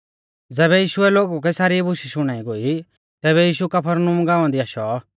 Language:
Mahasu Pahari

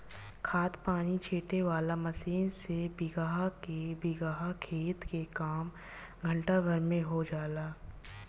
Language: Bhojpuri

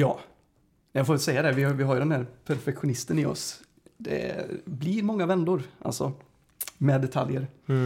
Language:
Swedish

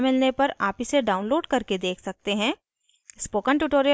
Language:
Hindi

